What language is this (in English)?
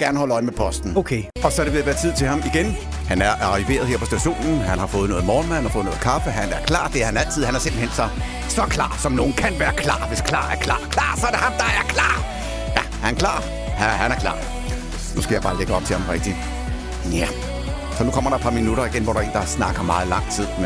Danish